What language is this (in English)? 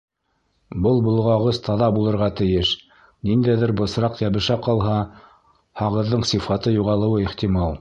Bashkir